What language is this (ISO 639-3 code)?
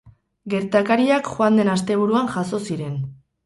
eus